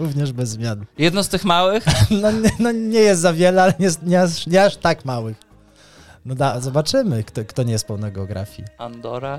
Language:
Polish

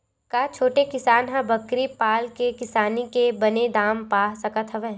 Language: Chhattisgarhi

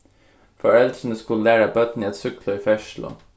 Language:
Faroese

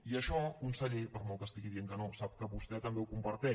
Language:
Catalan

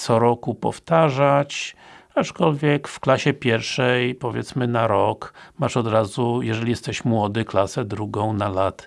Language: Polish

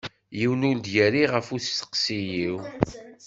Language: Kabyle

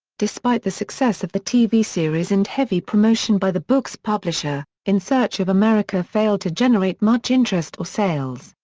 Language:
English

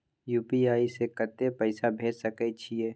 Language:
Maithili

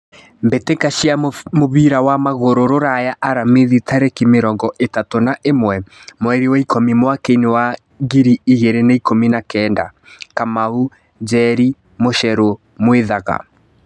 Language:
Kikuyu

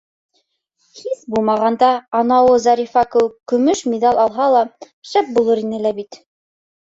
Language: Bashkir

